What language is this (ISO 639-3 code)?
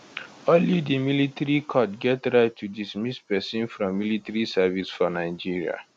pcm